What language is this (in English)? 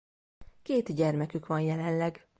Hungarian